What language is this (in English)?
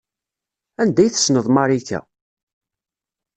Kabyle